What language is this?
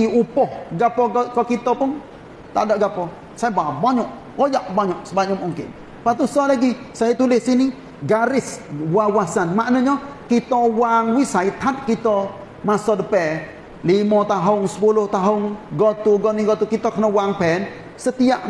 Malay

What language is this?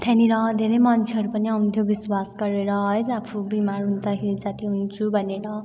Nepali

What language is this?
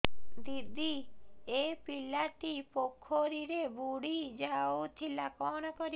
Odia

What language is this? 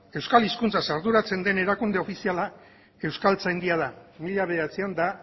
Basque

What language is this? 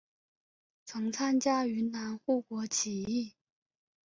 Chinese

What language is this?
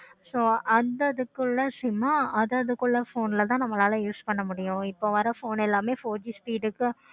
Tamil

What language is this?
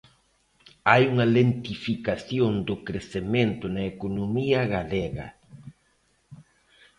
Galician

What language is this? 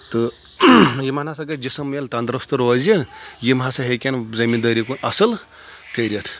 Kashmiri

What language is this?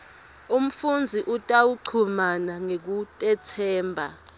Swati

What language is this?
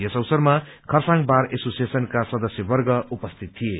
Nepali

